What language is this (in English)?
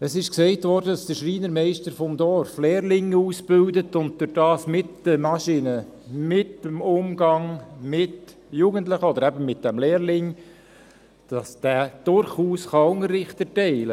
Swiss German